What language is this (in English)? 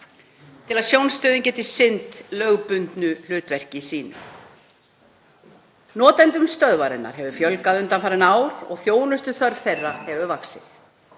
Icelandic